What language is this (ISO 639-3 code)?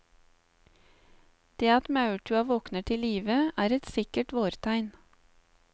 nor